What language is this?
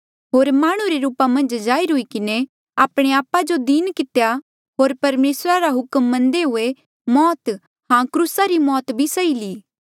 Mandeali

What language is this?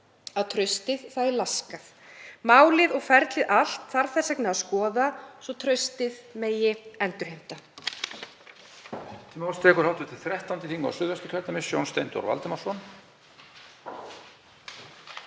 Icelandic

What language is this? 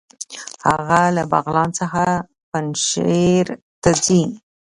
Pashto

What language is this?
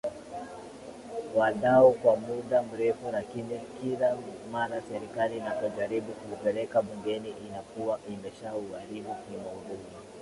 Swahili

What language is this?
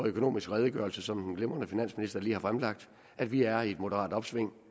Danish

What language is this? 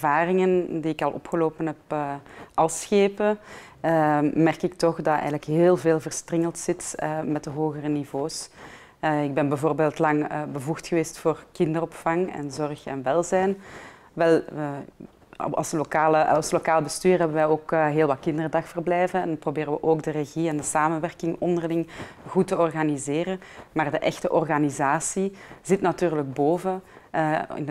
Dutch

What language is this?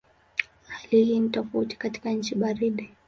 Swahili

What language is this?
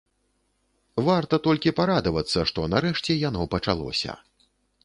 Belarusian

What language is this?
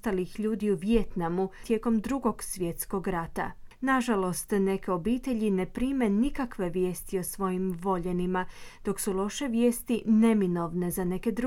Croatian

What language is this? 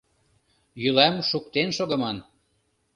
Mari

